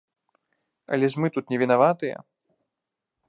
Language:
Belarusian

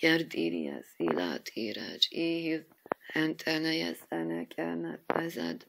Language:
Persian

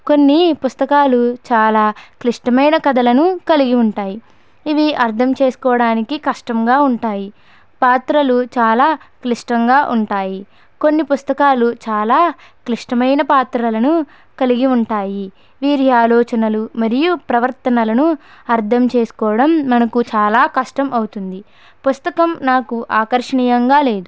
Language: Telugu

